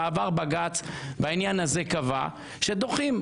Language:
Hebrew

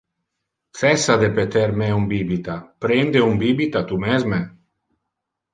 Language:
Interlingua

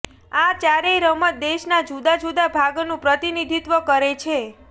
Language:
Gujarati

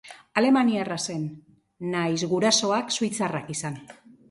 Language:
Basque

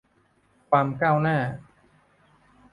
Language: Thai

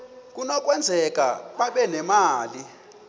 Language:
Xhosa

